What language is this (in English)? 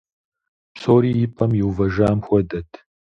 Kabardian